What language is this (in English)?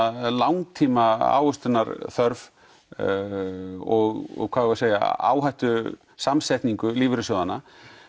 Icelandic